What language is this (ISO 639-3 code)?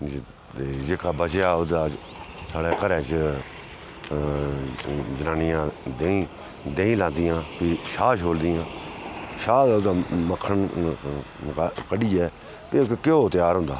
doi